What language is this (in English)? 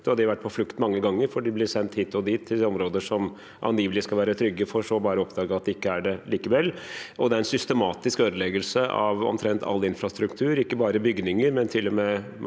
Norwegian